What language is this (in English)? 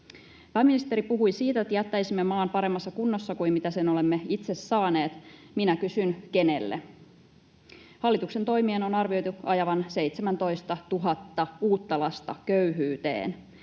Finnish